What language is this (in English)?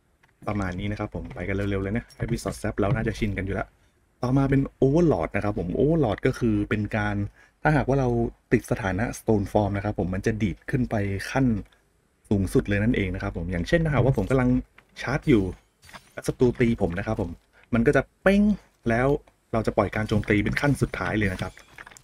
Thai